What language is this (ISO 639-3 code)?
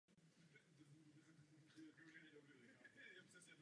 ces